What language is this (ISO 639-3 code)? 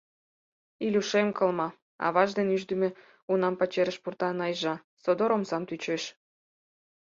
chm